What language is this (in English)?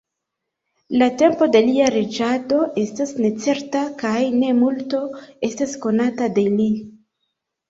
Esperanto